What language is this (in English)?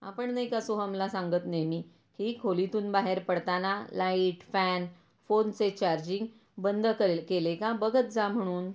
Marathi